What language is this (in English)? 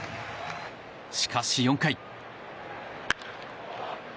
Japanese